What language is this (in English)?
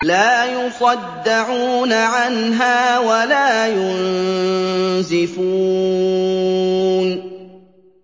Arabic